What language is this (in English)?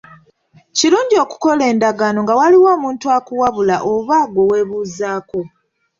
Ganda